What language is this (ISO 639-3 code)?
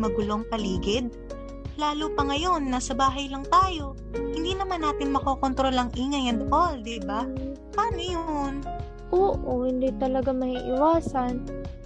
fil